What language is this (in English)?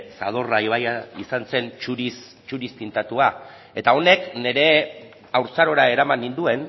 Basque